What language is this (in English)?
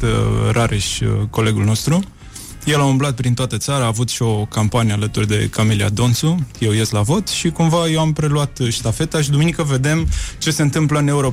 Romanian